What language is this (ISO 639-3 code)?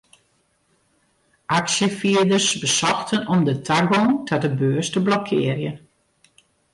fry